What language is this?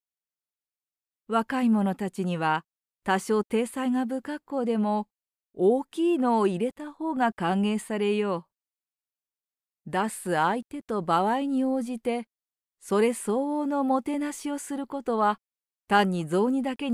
Japanese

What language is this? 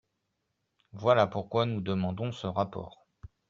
French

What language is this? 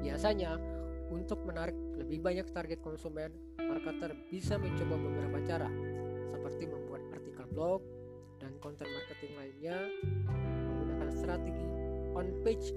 Indonesian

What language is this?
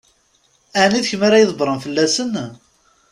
Kabyle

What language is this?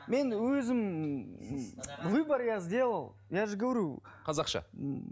Kazakh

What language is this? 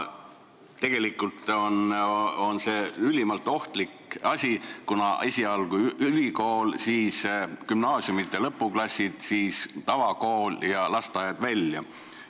Estonian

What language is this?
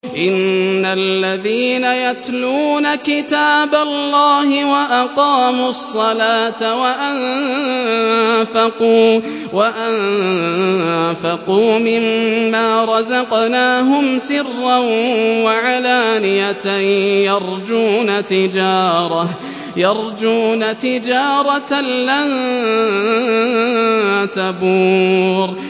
Arabic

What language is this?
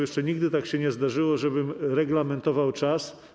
Polish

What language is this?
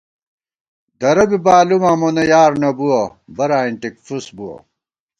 Gawar-Bati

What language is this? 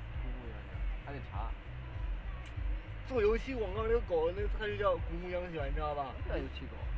Chinese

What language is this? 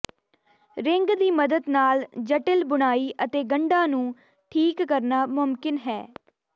Punjabi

